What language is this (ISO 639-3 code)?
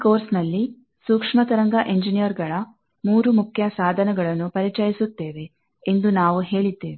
kan